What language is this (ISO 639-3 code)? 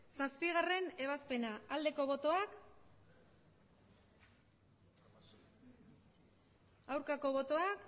eus